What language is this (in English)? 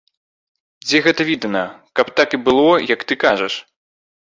Belarusian